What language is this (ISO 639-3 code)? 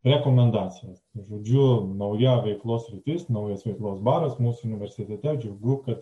lit